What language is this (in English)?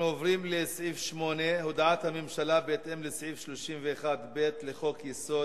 Hebrew